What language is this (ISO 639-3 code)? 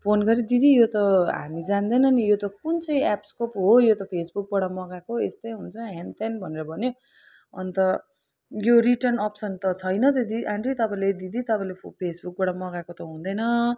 nep